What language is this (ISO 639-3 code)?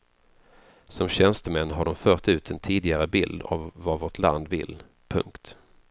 swe